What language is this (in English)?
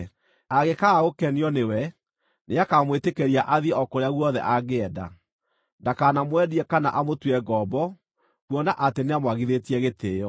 Kikuyu